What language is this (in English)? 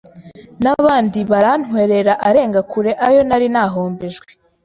Kinyarwanda